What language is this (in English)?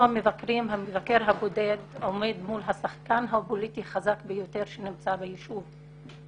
Hebrew